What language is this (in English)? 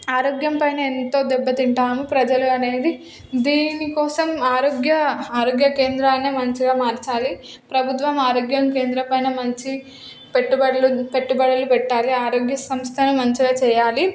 Telugu